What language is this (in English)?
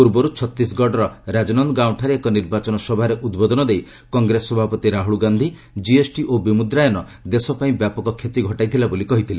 Odia